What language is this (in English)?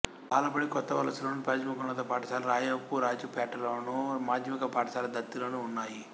Telugu